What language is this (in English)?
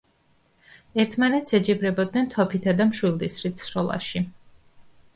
Georgian